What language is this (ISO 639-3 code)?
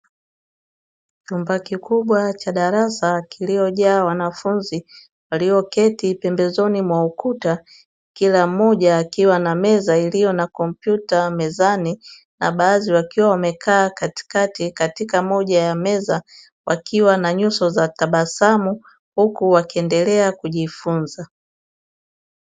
swa